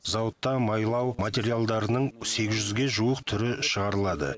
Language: Kazakh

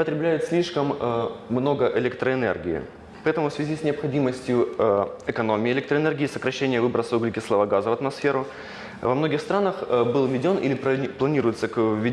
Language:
Russian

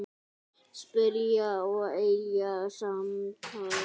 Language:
Icelandic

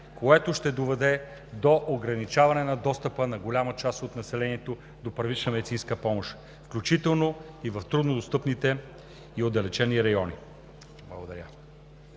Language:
Bulgarian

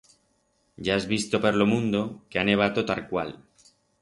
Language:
Aragonese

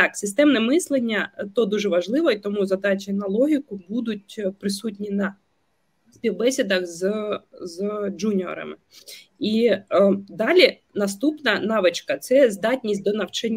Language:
Ukrainian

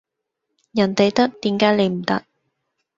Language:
Cantonese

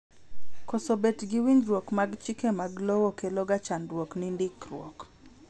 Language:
Luo (Kenya and Tanzania)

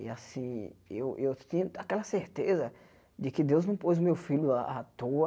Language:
Portuguese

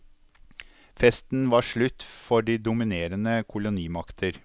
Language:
Norwegian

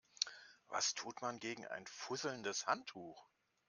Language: German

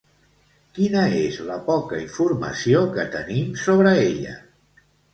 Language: Catalan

